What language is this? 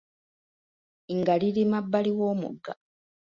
Ganda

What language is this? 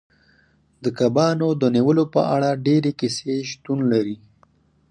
Pashto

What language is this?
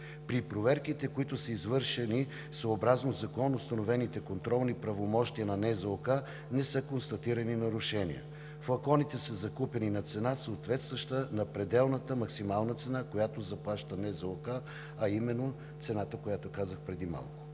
Bulgarian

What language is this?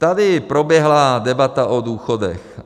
Czech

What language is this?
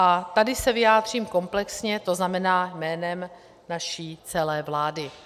Czech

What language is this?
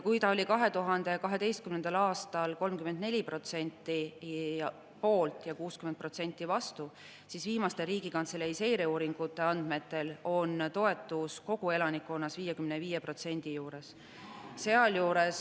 Estonian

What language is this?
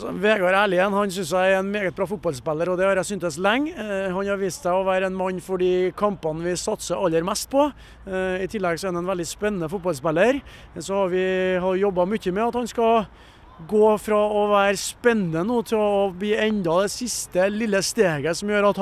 Norwegian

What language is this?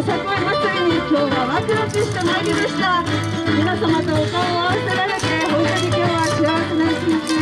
Japanese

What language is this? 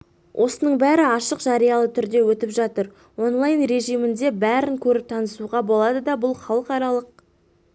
Kazakh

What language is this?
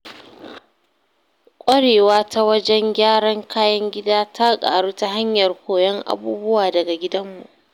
Hausa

